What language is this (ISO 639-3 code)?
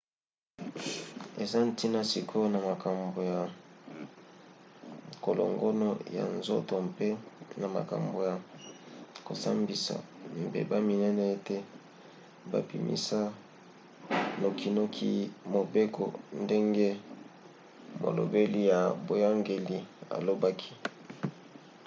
lin